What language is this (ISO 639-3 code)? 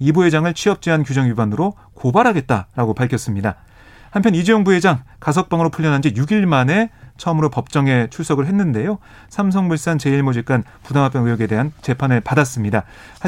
kor